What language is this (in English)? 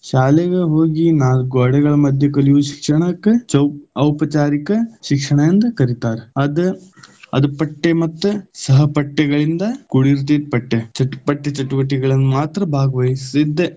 Kannada